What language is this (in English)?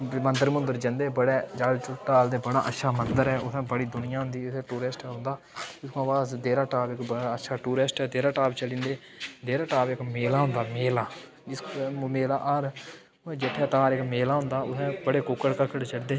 Dogri